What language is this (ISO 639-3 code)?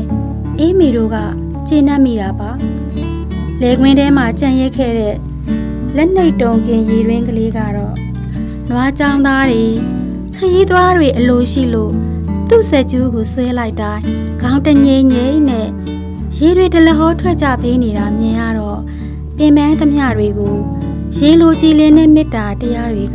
tha